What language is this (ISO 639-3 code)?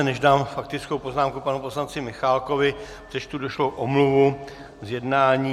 ces